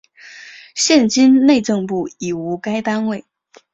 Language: Chinese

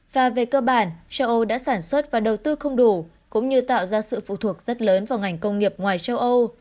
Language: Vietnamese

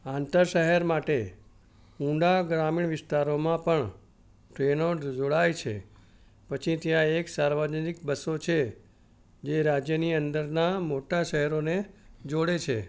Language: Gujarati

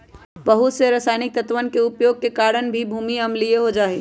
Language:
Magahi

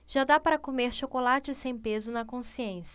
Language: Portuguese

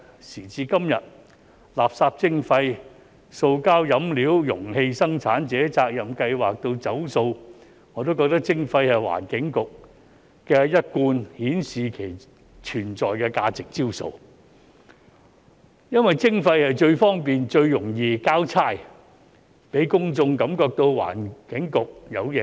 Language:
Cantonese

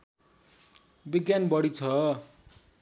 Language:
Nepali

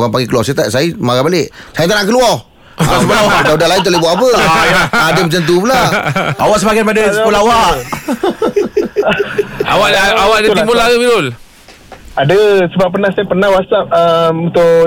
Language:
Malay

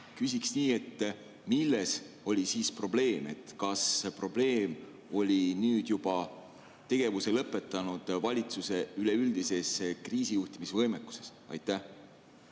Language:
Estonian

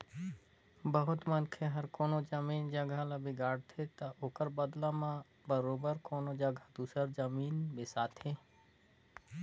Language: Chhattisgarhi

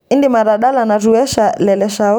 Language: Masai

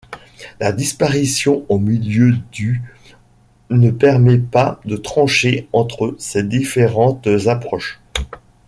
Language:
French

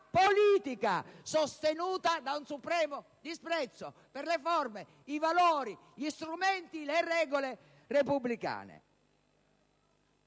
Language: Italian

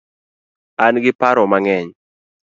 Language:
Luo (Kenya and Tanzania)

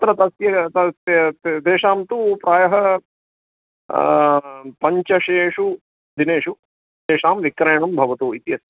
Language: Sanskrit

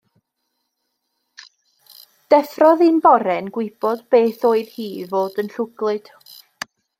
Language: Welsh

